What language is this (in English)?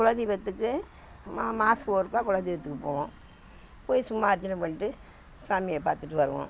Tamil